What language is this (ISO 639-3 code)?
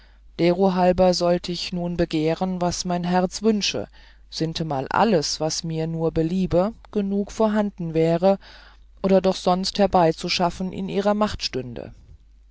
deu